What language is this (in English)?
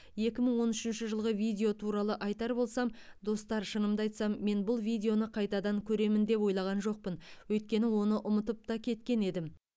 Kazakh